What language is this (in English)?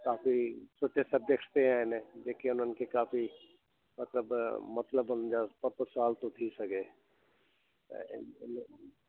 Sindhi